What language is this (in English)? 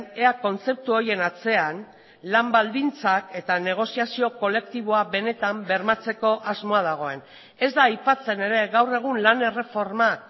Basque